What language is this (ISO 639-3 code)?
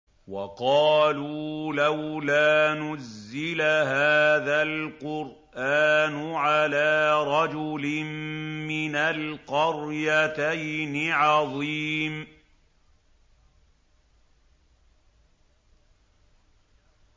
ara